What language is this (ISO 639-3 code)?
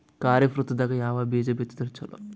kan